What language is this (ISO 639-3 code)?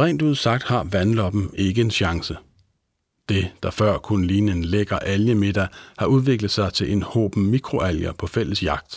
dan